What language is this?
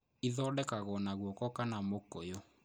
Kikuyu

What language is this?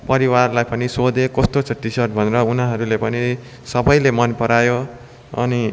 Nepali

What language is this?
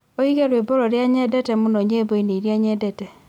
Kikuyu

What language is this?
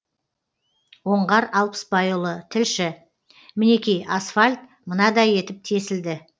Kazakh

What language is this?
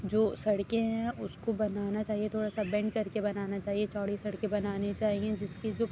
Urdu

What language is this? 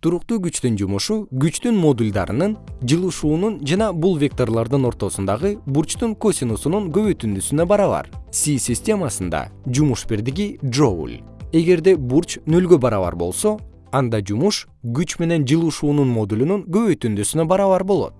Kyrgyz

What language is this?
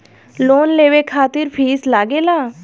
Bhojpuri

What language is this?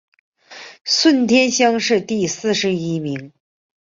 Chinese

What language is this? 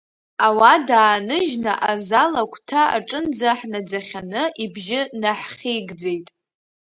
Abkhazian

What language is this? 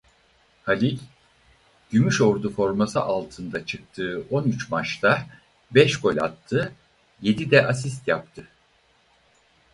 Turkish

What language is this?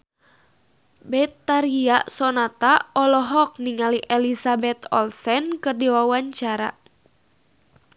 Sundanese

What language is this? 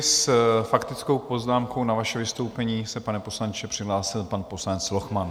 Czech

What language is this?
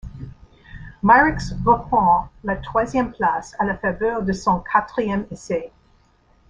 French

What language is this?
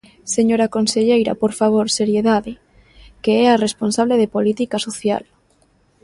Galician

